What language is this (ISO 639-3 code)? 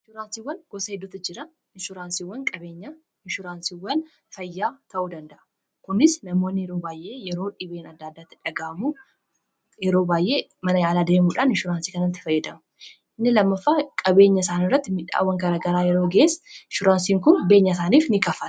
orm